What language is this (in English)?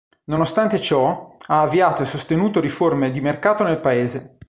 Italian